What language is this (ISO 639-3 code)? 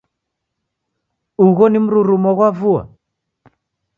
dav